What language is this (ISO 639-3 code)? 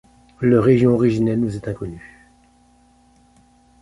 fra